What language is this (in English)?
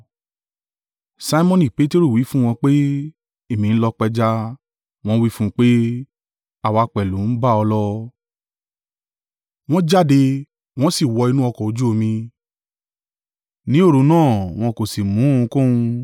Yoruba